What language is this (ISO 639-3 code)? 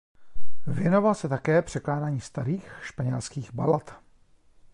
ces